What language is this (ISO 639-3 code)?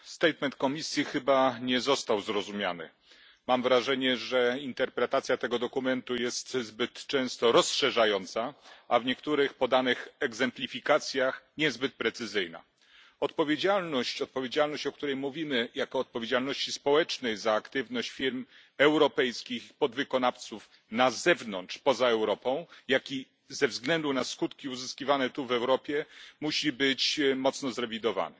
pol